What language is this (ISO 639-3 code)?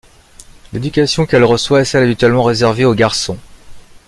fra